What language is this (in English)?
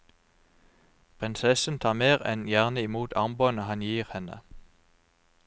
Norwegian